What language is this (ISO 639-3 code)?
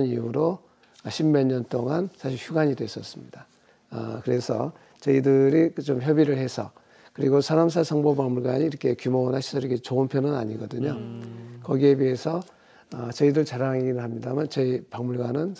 kor